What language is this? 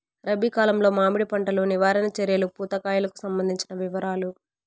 Telugu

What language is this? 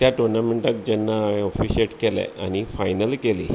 Konkani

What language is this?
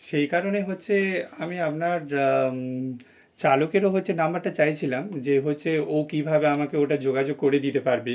Bangla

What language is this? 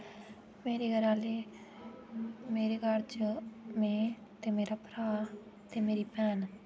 Dogri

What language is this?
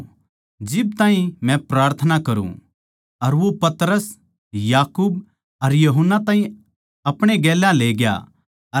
Haryanvi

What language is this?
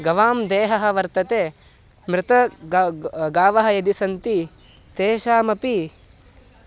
Sanskrit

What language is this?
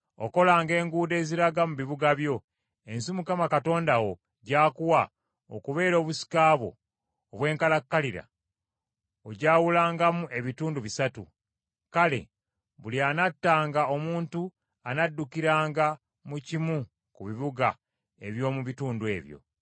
Ganda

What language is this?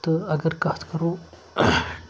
Kashmiri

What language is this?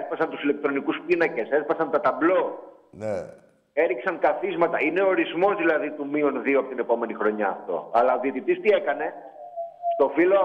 Greek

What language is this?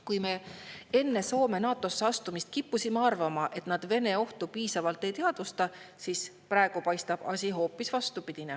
Estonian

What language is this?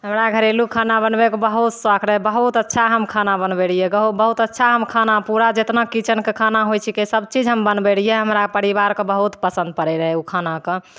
Maithili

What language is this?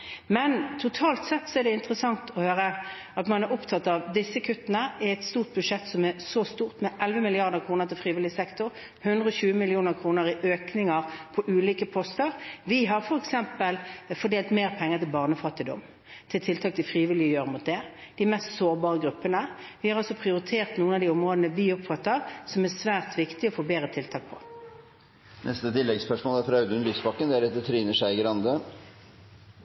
Norwegian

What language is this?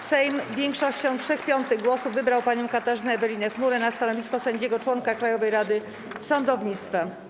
Polish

